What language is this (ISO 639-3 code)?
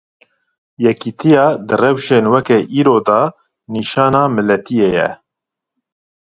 kur